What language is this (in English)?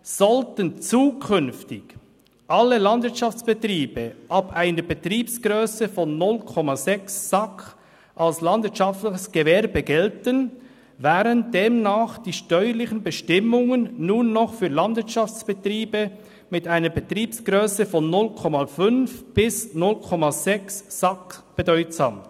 Swiss German